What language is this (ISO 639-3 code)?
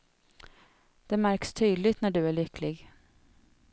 swe